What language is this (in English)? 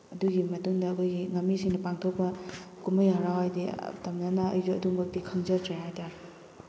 Manipuri